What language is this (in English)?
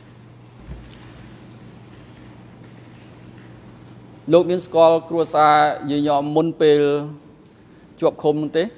Thai